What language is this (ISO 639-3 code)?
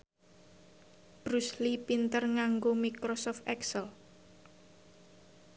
jav